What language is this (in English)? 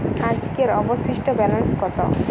Bangla